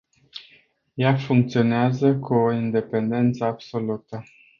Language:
Romanian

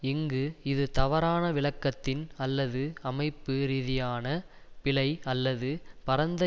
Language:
Tamil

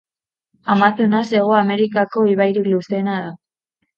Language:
Basque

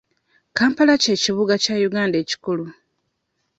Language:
Ganda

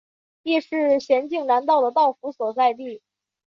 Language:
Chinese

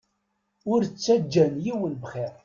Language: Kabyle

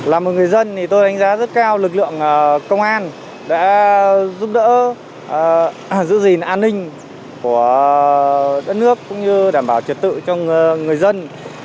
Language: Vietnamese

